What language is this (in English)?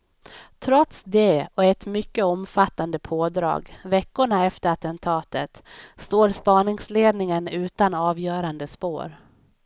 Swedish